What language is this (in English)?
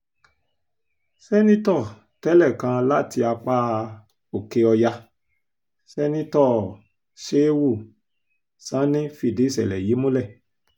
Yoruba